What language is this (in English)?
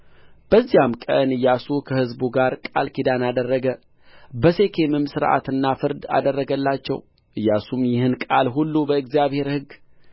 Amharic